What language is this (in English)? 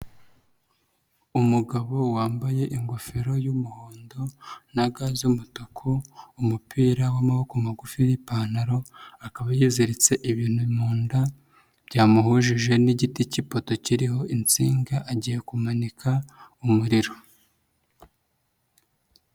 Kinyarwanda